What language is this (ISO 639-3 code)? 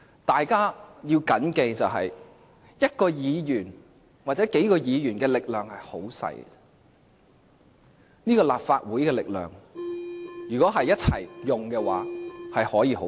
yue